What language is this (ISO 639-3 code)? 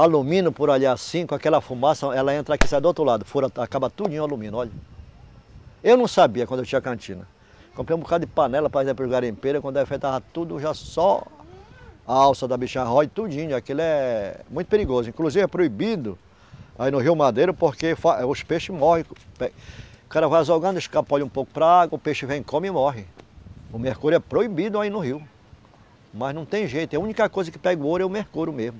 por